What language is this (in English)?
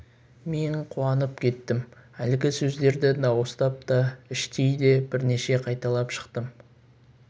Kazakh